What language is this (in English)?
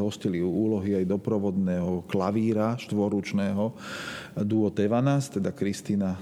Slovak